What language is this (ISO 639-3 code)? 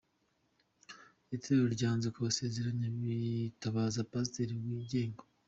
kin